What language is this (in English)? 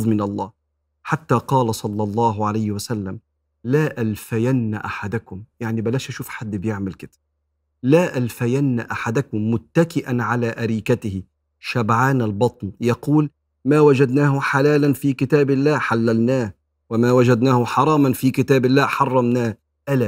Arabic